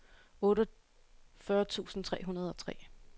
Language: Danish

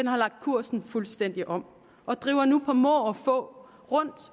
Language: Danish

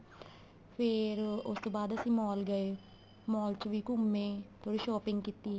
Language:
Punjabi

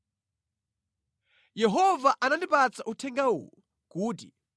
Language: Nyanja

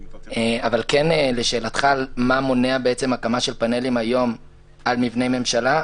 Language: Hebrew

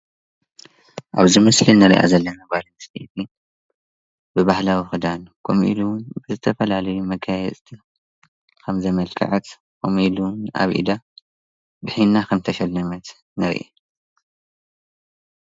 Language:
Tigrinya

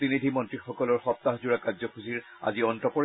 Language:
Assamese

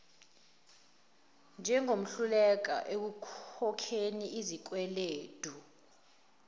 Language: Zulu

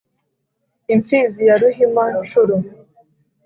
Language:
Kinyarwanda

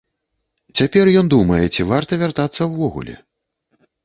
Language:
Belarusian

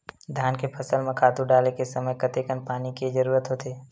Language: Chhattisgarhi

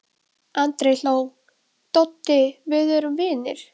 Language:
Icelandic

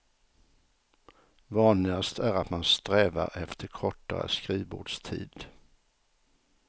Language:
Swedish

